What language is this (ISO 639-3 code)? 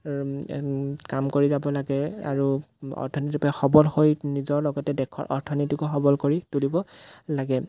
asm